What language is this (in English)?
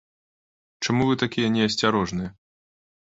Belarusian